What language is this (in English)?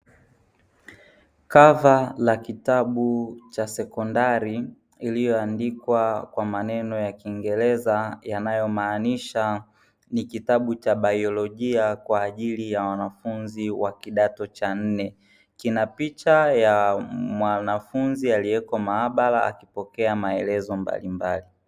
Swahili